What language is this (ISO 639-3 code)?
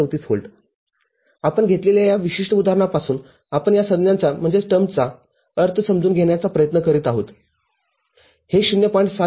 mar